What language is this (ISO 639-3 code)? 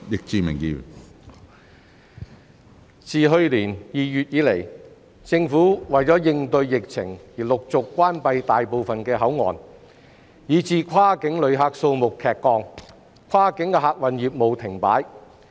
yue